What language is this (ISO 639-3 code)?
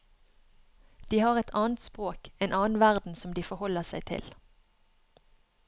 nor